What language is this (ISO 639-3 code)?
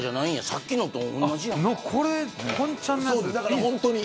jpn